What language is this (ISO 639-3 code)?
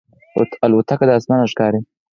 pus